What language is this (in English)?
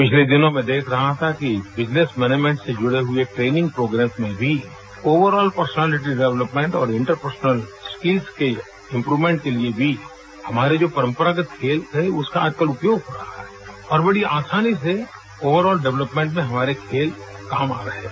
Hindi